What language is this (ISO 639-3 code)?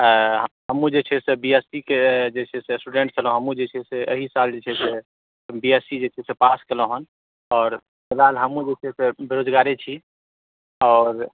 mai